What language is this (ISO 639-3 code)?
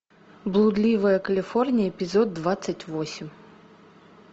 rus